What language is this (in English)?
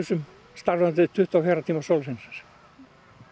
Icelandic